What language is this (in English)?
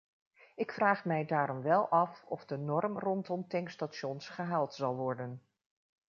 Dutch